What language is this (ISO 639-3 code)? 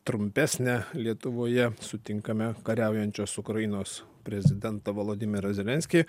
lit